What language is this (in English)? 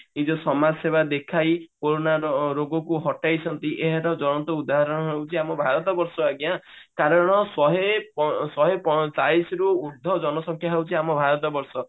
Odia